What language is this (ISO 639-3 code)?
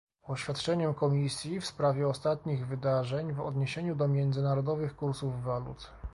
pol